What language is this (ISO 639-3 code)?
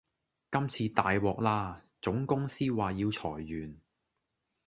yue